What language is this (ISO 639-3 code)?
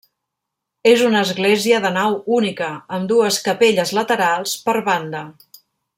cat